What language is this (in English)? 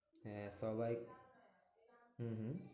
Bangla